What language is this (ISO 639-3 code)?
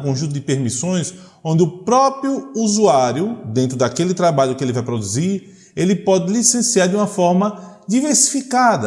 por